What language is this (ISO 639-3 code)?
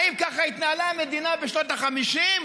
heb